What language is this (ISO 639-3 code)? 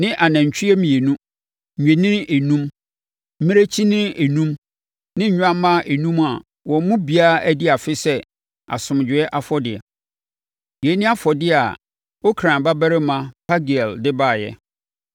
aka